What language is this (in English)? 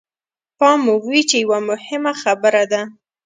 Pashto